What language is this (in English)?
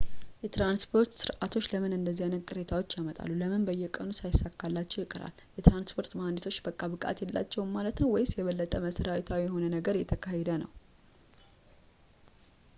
Amharic